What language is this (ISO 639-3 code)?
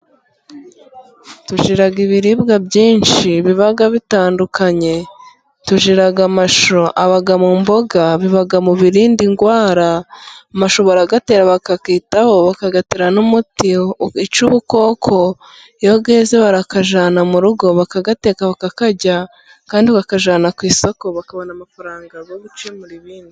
kin